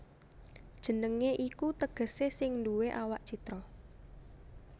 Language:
Javanese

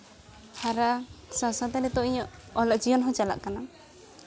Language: Santali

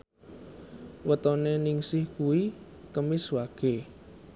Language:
Javanese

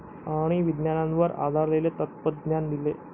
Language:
Marathi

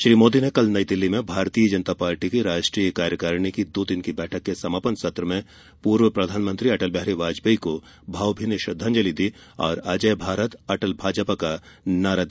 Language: Hindi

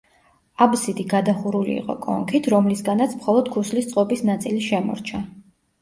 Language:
Georgian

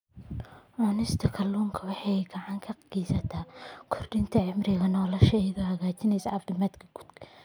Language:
Somali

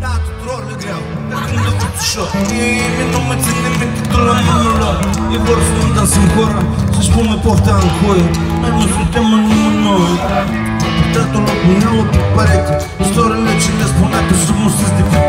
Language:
Romanian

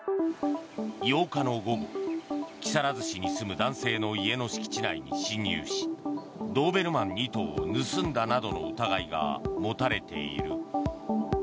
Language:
Japanese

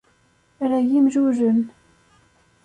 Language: Kabyle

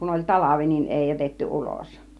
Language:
Finnish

